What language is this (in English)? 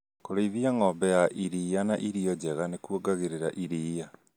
Kikuyu